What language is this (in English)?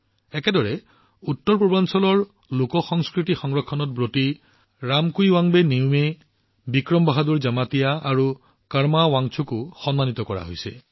Assamese